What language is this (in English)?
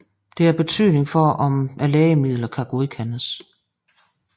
Danish